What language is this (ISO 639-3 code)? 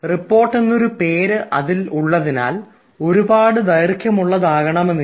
mal